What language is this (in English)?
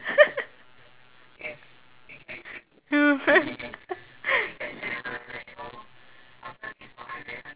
English